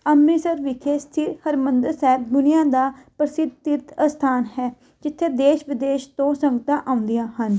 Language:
Punjabi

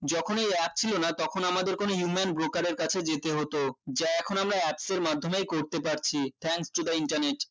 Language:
Bangla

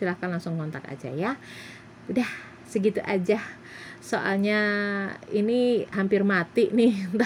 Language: Indonesian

